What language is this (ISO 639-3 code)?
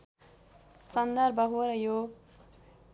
nep